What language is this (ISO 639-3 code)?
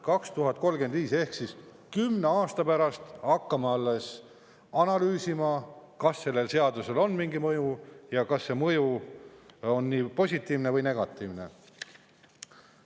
est